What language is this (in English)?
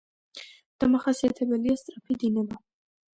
Georgian